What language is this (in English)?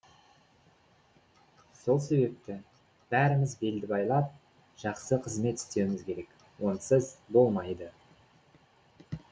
Kazakh